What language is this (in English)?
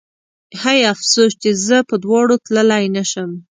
Pashto